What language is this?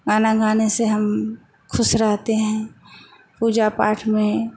Hindi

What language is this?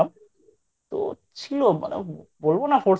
Bangla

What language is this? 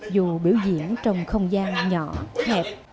Vietnamese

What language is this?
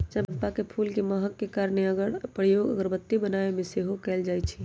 Magahi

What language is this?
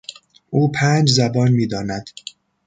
Persian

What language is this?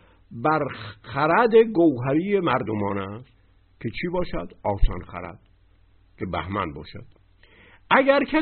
Persian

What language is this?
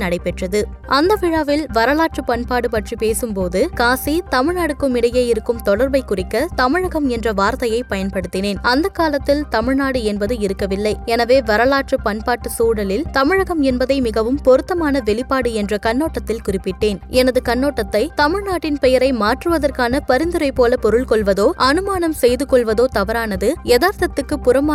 Tamil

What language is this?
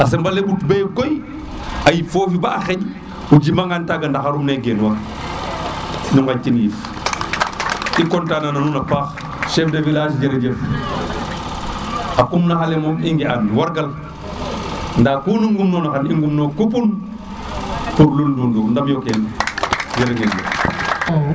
Serer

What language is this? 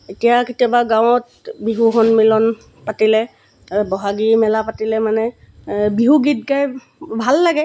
Assamese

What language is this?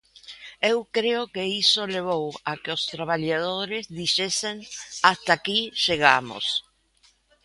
Galician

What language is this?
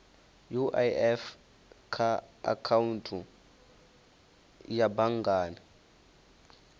Venda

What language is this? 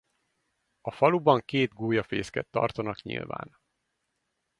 Hungarian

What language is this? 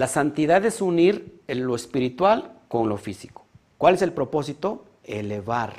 Spanish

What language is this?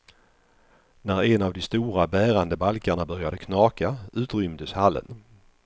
Swedish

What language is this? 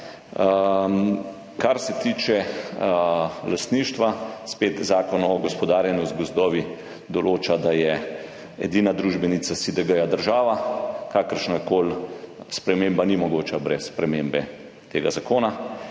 Slovenian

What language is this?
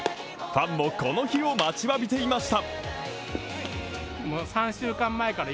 Japanese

